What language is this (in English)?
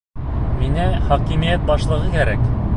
Bashkir